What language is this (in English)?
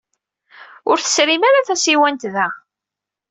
Kabyle